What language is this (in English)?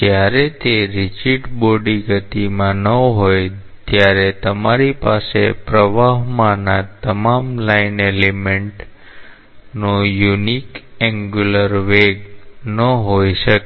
Gujarati